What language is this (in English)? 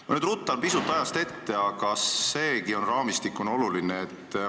Estonian